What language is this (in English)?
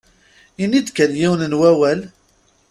Kabyle